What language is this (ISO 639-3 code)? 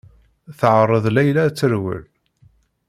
kab